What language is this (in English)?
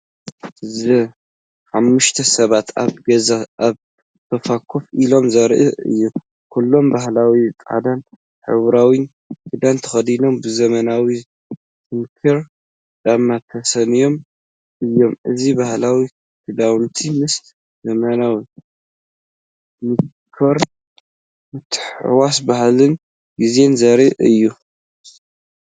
Tigrinya